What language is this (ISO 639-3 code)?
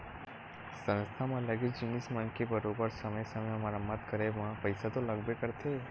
hne